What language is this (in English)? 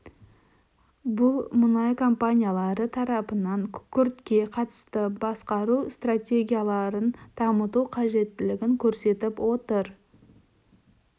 Kazakh